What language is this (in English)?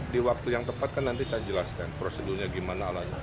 Indonesian